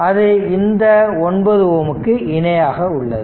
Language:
Tamil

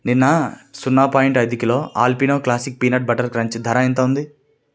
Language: Telugu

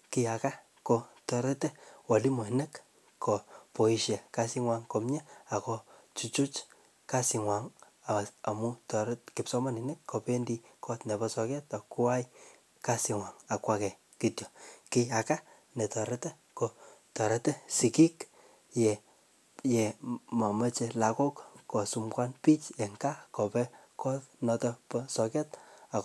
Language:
Kalenjin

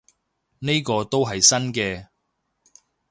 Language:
Cantonese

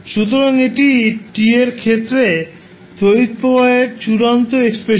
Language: Bangla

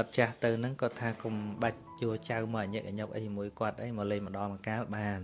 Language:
Vietnamese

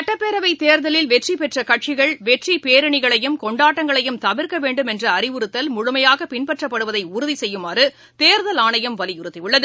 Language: Tamil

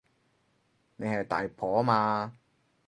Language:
Cantonese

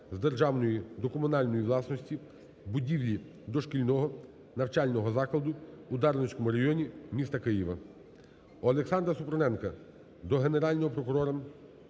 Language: Ukrainian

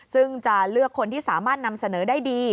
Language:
Thai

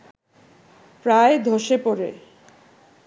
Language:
Bangla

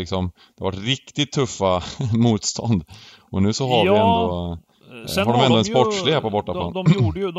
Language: Swedish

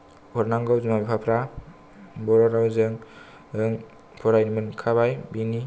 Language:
Bodo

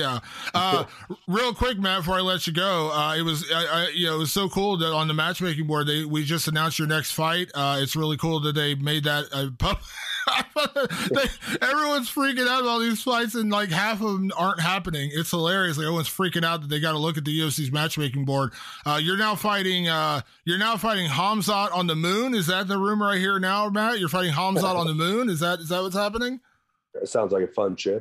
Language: English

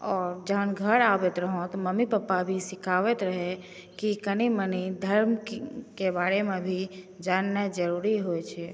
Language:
Maithili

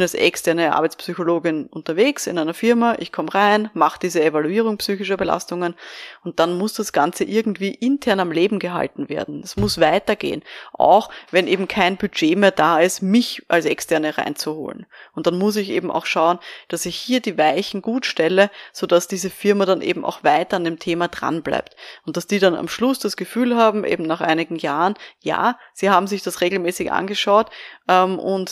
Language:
German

